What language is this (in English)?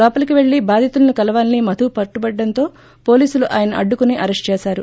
Telugu